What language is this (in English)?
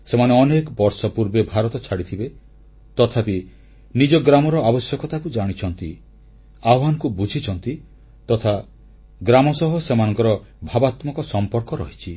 Odia